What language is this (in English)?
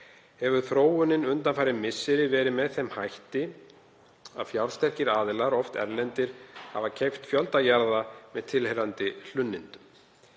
Icelandic